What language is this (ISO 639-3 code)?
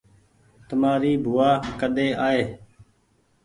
gig